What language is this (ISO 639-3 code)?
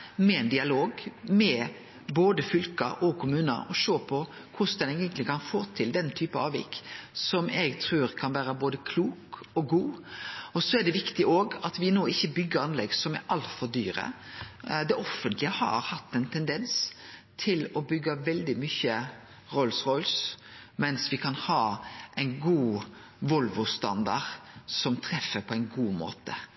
nno